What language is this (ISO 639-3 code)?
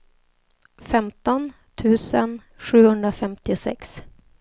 swe